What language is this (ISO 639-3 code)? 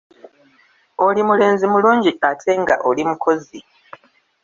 lug